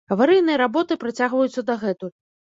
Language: Belarusian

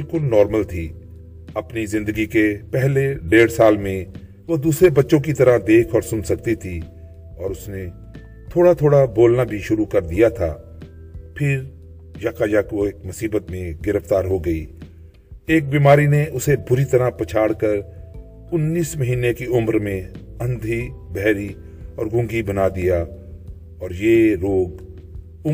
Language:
Urdu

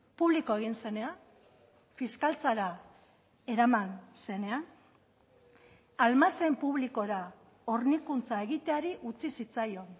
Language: Basque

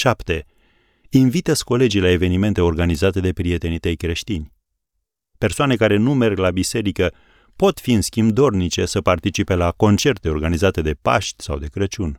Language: Romanian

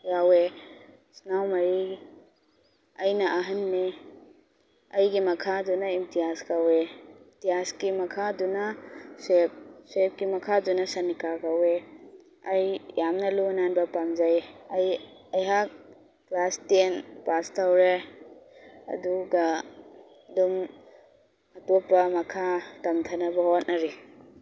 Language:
Manipuri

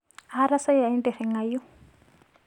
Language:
Masai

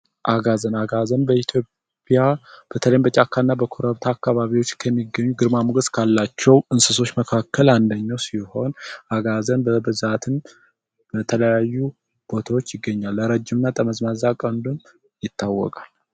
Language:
Amharic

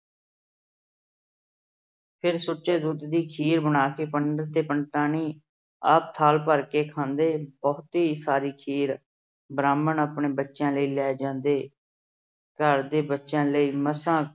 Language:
Punjabi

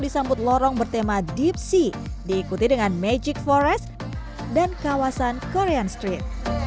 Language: Indonesian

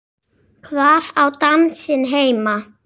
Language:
Icelandic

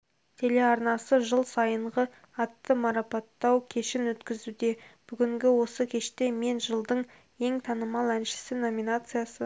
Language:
Kazakh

